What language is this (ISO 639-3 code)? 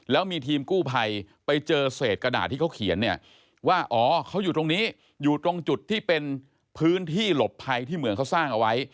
tha